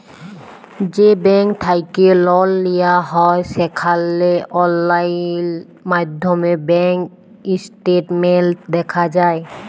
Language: Bangla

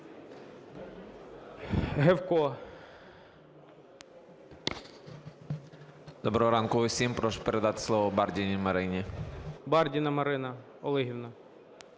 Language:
Ukrainian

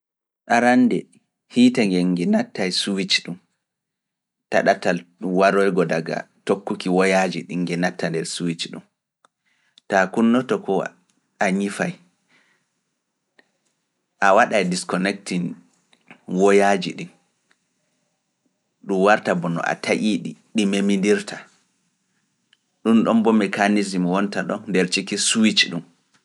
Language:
Fula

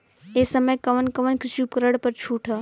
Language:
Bhojpuri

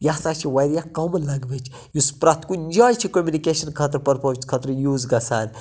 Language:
Kashmiri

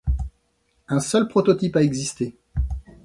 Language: French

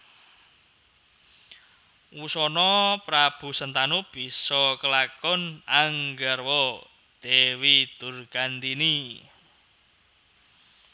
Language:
Javanese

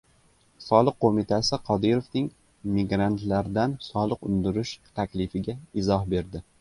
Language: Uzbek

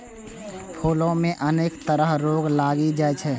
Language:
Maithili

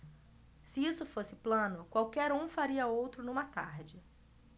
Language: Portuguese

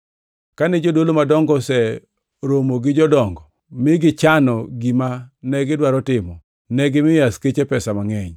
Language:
Luo (Kenya and Tanzania)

